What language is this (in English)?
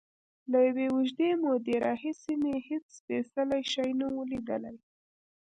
Pashto